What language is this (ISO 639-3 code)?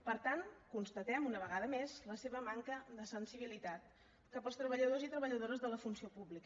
cat